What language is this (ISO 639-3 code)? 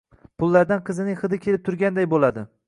uzb